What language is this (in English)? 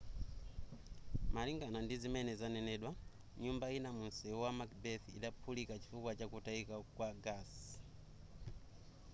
Nyanja